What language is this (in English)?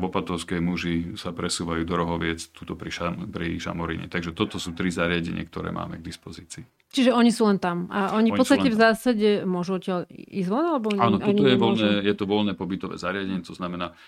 Slovak